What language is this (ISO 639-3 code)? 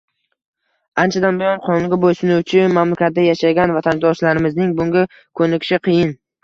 uzb